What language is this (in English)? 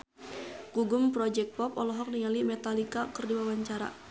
Sundanese